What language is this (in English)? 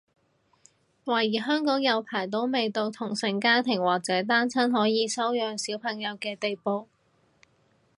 Cantonese